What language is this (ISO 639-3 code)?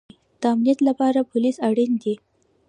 pus